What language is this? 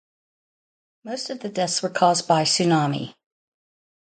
English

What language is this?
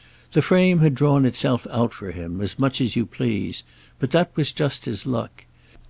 English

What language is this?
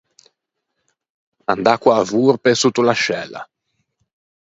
Ligurian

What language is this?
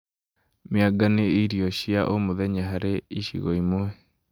Kikuyu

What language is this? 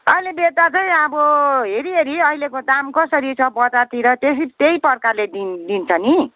Nepali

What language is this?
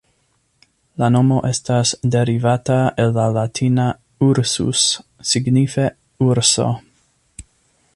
Esperanto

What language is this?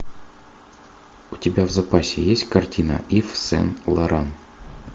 Russian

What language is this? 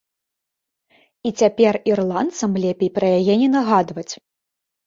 Belarusian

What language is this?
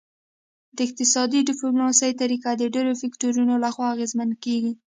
Pashto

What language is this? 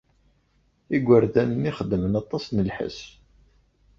Kabyle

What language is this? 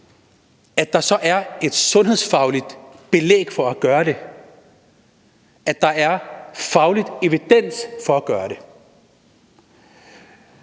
Danish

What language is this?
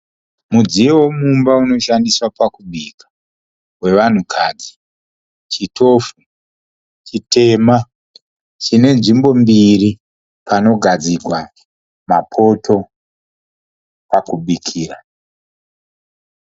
Shona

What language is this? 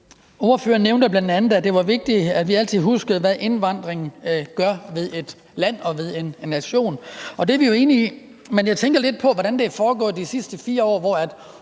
Danish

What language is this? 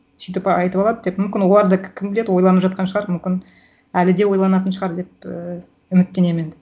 Kazakh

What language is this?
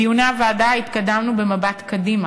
Hebrew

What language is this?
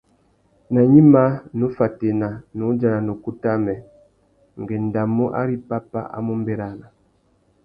Tuki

